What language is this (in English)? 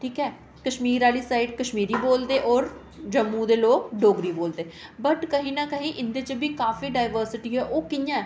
Dogri